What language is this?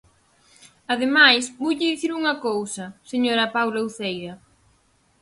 Galician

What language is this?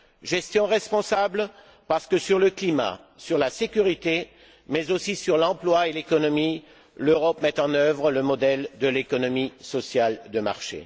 French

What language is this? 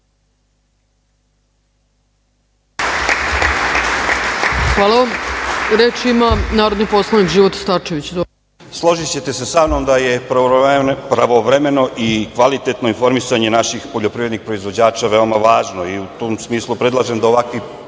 Serbian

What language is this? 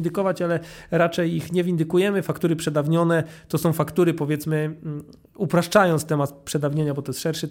Polish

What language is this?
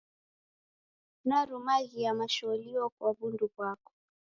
Taita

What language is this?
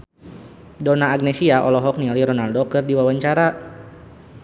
Sundanese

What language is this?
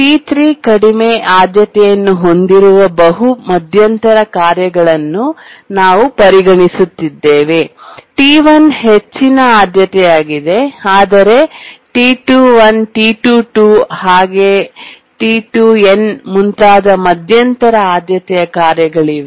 Kannada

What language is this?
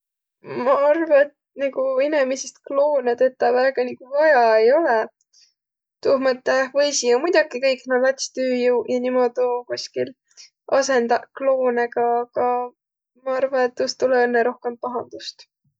Võro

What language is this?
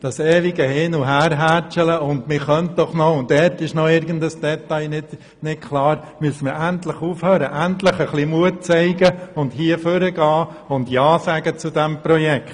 Swiss German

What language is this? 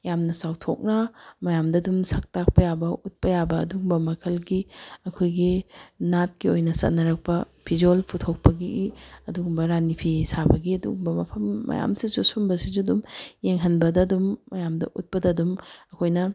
Manipuri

